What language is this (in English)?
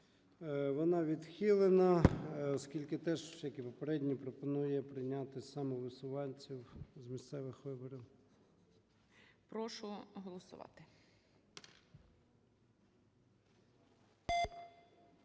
Ukrainian